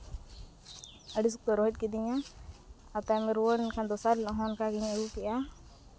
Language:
Santali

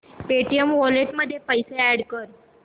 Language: Marathi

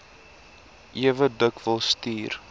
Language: Afrikaans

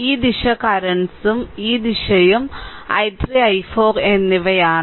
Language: Malayalam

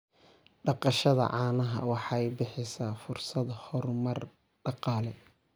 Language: Somali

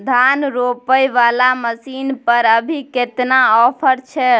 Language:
Maithili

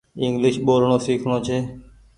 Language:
Goaria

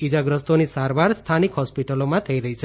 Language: Gujarati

